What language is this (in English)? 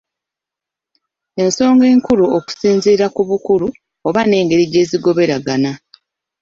Ganda